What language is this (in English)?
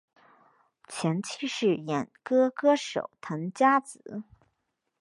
Chinese